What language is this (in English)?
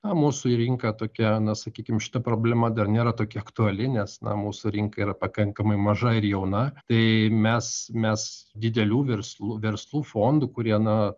Lithuanian